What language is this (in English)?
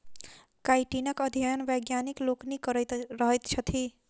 Maithili